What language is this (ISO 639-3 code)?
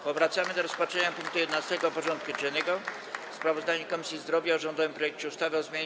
pol